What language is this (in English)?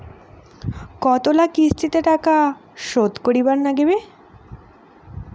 Bangla